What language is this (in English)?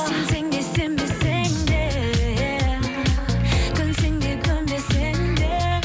Kazakh